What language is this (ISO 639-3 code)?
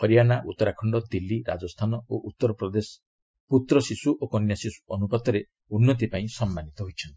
ori